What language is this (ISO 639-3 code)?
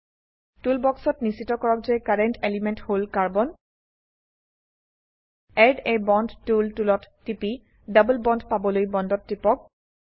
asm